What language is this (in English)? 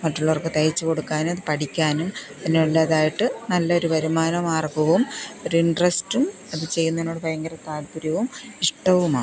Malayalam